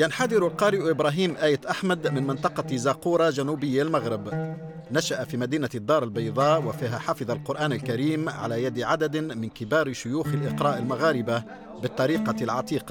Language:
Arabic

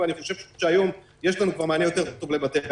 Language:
Hebrew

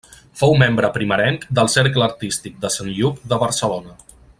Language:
Catalan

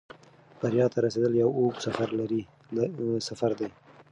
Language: Pashto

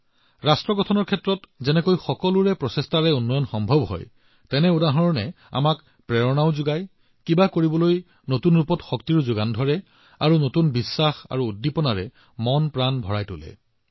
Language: Assamese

